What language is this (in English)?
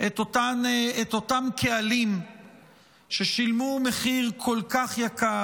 Hebrew